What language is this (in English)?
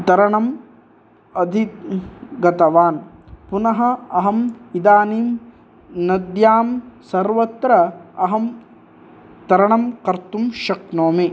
Sanskrit